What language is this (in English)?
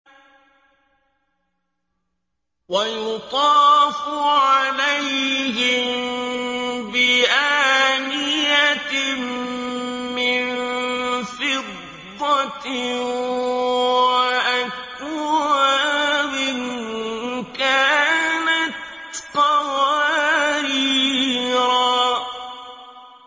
Arabic